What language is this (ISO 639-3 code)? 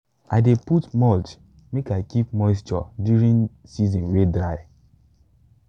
pcm